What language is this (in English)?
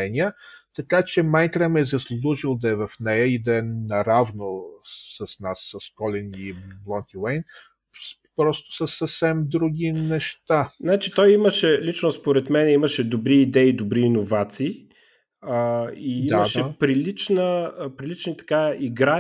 Bulgarian